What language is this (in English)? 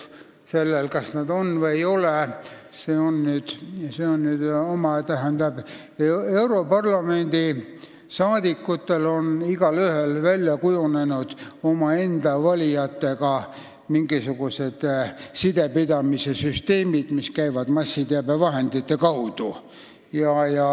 Estonian